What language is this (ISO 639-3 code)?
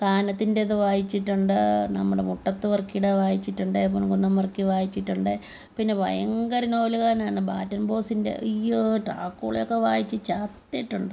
mal